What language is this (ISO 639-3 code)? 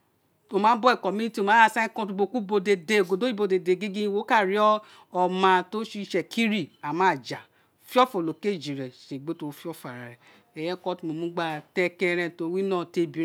its